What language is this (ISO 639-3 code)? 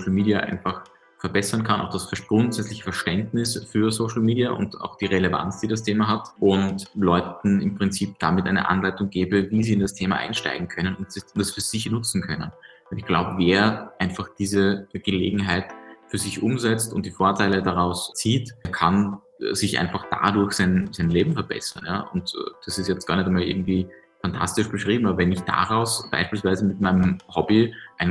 deu